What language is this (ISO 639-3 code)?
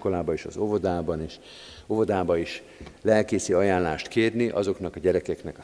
hun